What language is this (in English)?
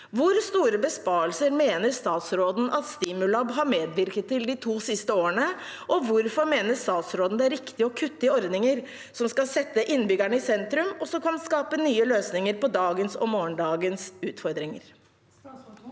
Norwegian